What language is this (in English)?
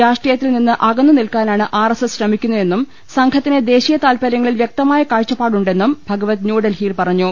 Malayalam